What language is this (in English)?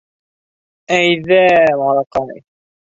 Bashkir